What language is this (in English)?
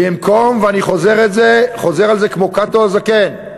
Hebrew